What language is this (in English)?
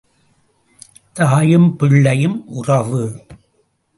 Tamil